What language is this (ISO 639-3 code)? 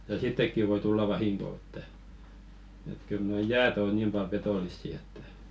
fin